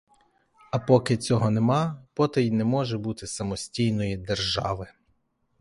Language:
Ukrainian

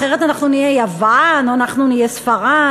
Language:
Hebrew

